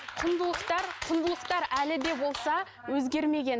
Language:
Kazakh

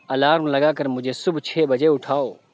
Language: Urdu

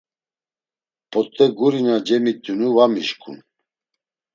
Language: Laz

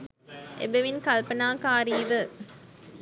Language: Sinhala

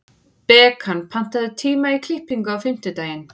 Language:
Icelandic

